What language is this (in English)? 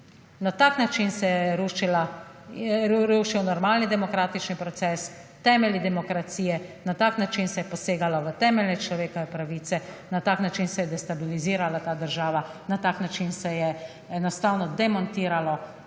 Slovenian